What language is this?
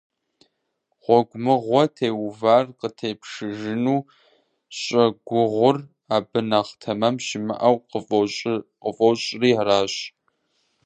Kabardian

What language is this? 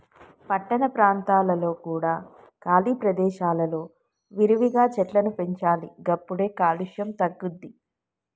Telugu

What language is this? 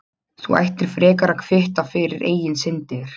Icelandic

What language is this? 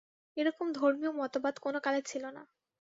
Bangla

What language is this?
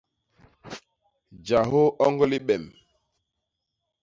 Basaa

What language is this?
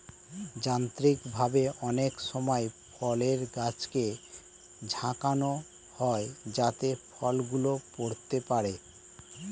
Bangla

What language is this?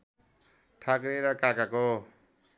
Nepali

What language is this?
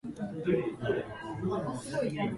Japanese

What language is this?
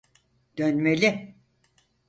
Turkish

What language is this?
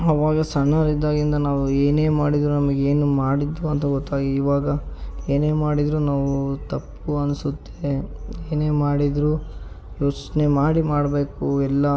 Kannada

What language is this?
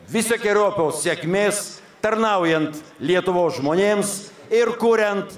Lithuanian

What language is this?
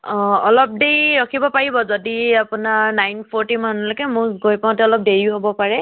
Assamese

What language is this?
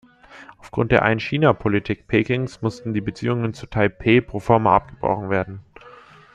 German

